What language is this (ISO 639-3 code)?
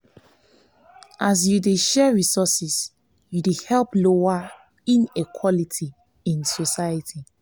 pcm